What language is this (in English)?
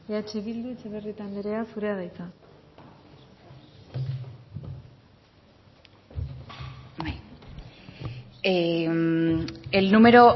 Basque